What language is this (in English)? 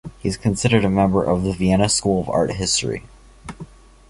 English